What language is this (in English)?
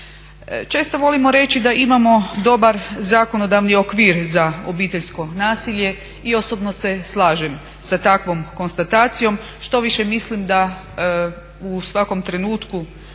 Croatian